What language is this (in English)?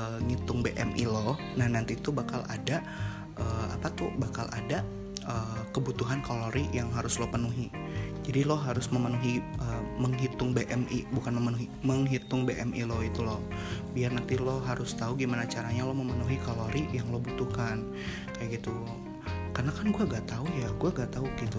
Indonesian